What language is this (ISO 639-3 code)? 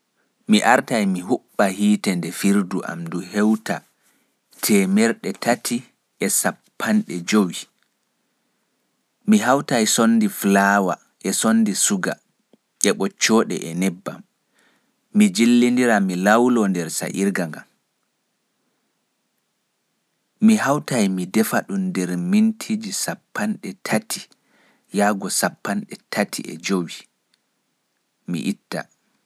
fuf